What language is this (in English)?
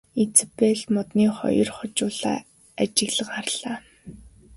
Mongolian